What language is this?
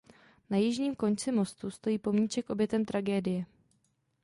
Czech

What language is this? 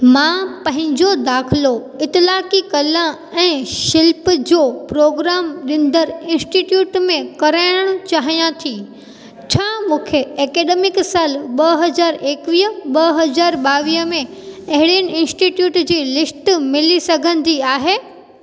Sindhi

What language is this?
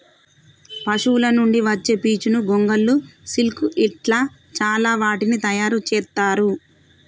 Telugu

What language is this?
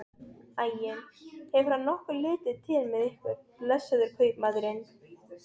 Icelandic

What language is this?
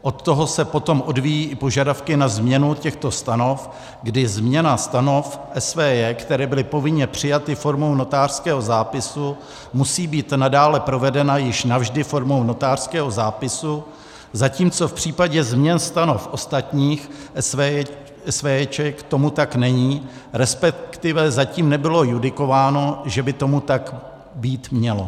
Czech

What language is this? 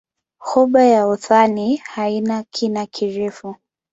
Swahili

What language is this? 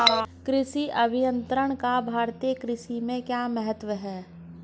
Hindi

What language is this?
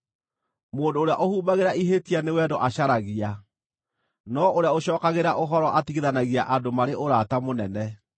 Kikuyu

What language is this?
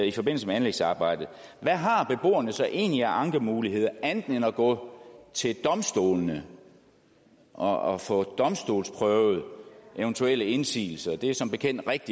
Danish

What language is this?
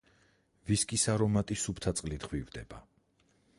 Georgian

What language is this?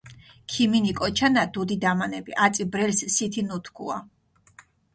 Mingrelian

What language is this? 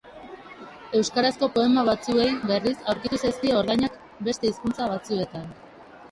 Basque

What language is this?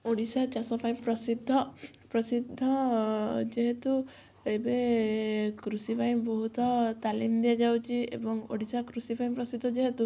Odia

